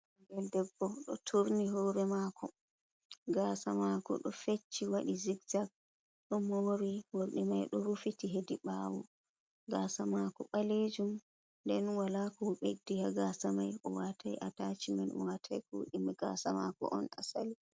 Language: Fula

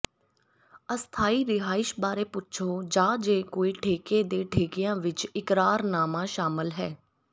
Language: Punjabi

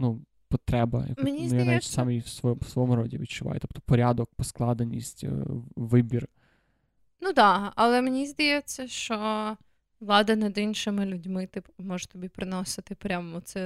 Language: Ukrainian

